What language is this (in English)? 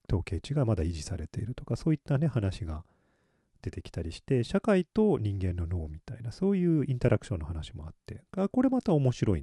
Japanese